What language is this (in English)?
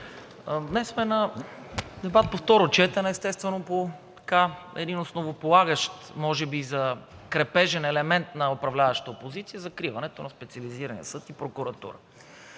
Bulgarian